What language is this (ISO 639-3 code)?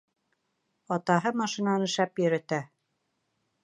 bak